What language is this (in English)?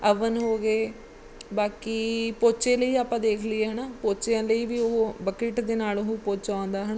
Punjabi